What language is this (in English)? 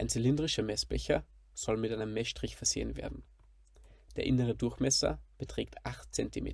German